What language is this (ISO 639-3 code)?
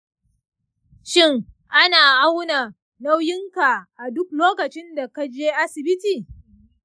hau